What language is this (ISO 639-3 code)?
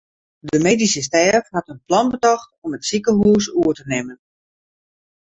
fry